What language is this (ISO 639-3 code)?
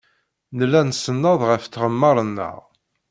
kab